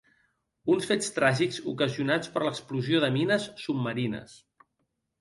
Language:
Catalan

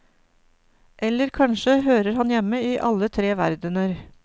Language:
Norwegian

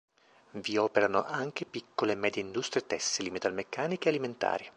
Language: Italian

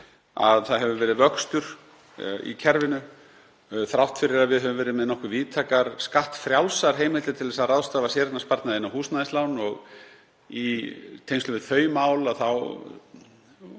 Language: Icelandic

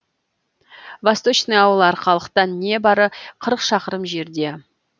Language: Kazakh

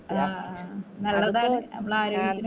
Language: Malayalam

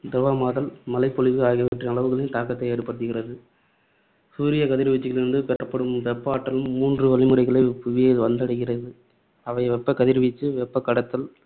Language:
Tamil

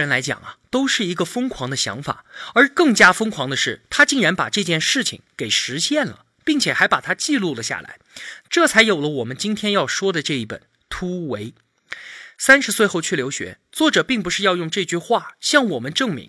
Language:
Chinese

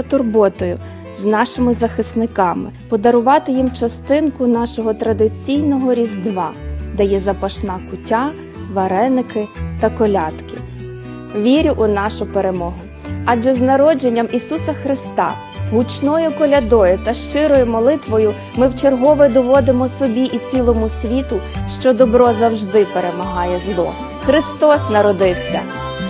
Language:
Ukrainian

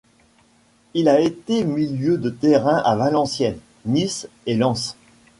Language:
French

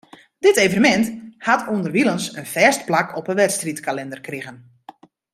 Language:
Western Frisian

